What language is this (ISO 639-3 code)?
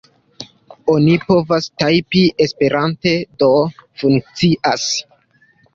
epo